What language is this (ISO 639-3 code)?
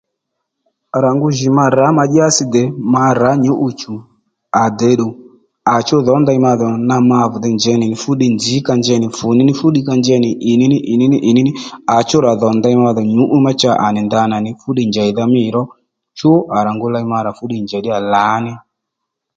led